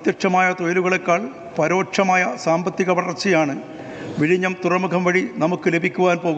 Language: Korean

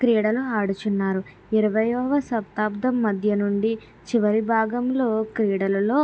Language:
Telugu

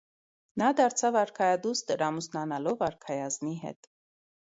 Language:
Armenian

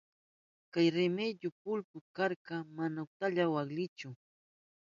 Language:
Southern Pastaza Quechua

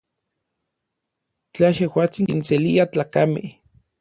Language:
Orizaba Nahuatl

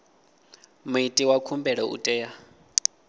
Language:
Venda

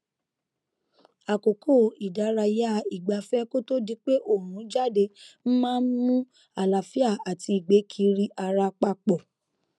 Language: Yoruba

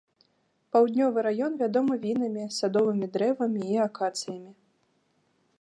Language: Belarusian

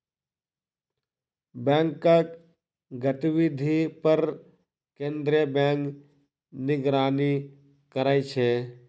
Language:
Maithili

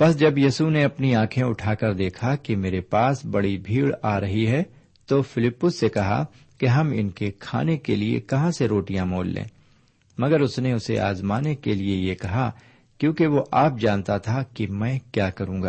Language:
Urdu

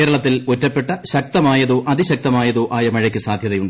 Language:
Malayalam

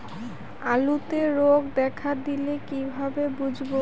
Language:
Bangla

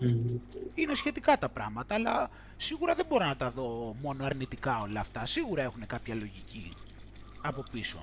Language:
Greek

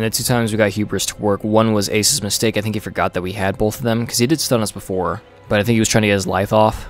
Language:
English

